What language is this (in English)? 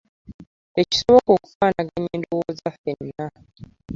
Ganda